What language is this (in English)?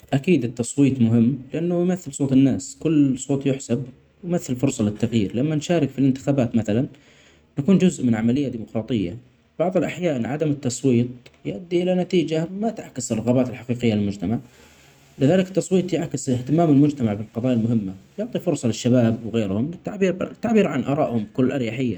Omani Arabic